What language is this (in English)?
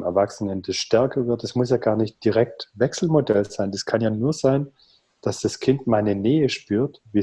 German